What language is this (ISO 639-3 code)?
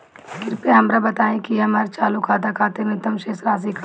bho